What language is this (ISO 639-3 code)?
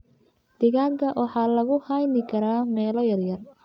som